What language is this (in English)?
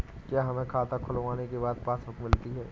Hindi